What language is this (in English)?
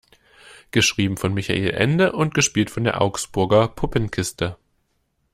German